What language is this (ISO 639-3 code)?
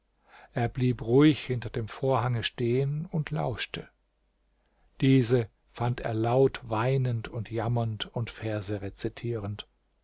deu